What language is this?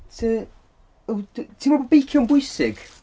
Welsh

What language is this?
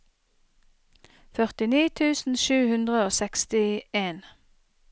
Norwegian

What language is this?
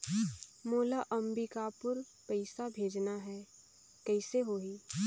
Chhattisgarhi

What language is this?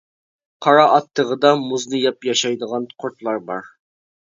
Uyghur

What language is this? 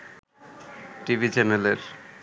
Bangla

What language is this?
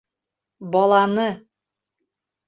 Bashkir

